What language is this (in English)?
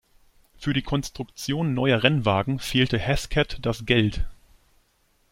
German